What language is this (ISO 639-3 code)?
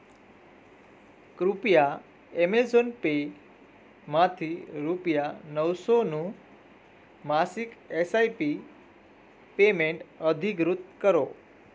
guj